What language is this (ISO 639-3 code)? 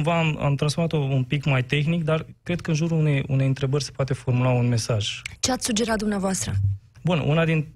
ron